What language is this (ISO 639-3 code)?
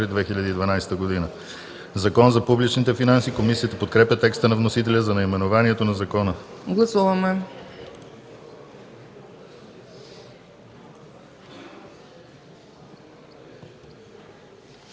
bul